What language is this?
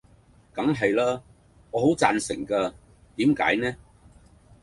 Cantonese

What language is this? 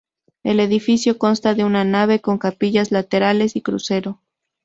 Spanish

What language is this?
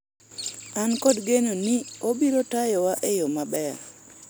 Luo (Kenya and Tanzania)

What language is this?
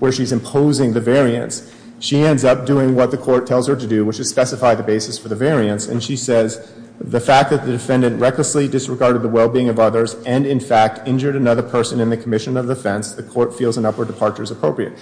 English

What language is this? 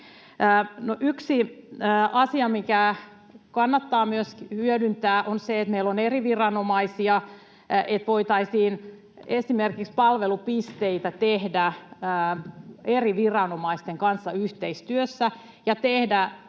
Finnish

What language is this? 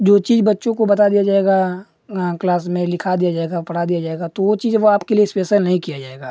Hindi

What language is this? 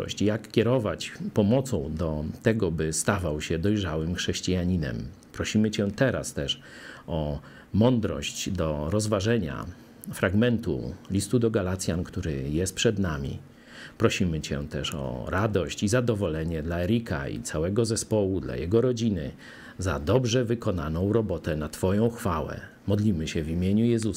Polish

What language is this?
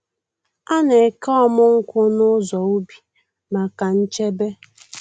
Igbo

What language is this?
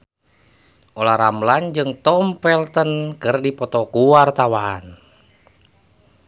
Sundanese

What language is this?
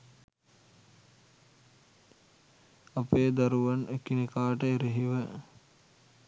Sinhala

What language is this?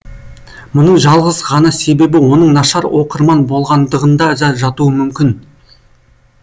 Kazakh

